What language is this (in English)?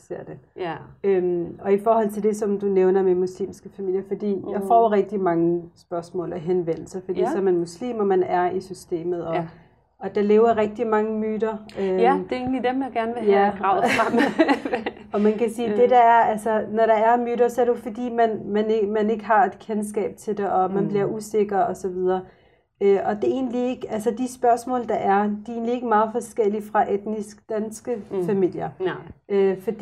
Danish